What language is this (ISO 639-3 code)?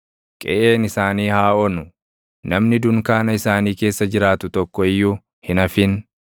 orm